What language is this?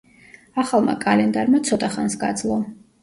Georgian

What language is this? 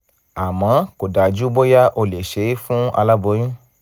Yoruba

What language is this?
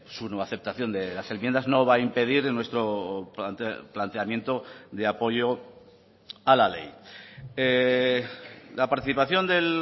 Spanish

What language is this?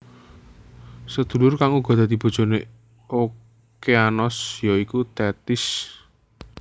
Javanese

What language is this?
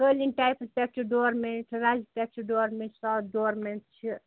Kashmiri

